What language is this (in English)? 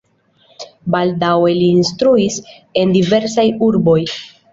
Esperanto